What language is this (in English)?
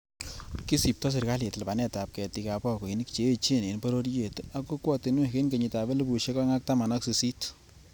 Kalenjin